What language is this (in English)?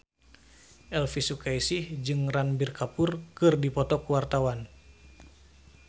Sundanese